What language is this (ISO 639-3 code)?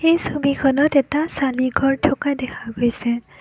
asm